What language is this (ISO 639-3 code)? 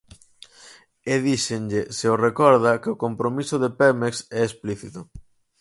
glg